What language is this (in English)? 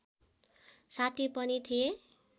Nepali